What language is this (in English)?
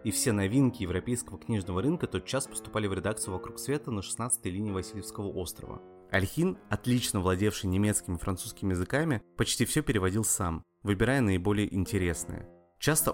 Russian